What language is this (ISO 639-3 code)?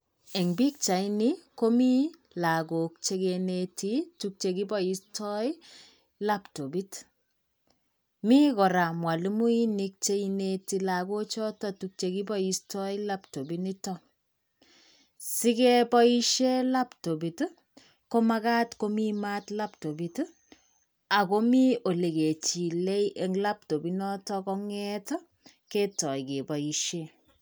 kln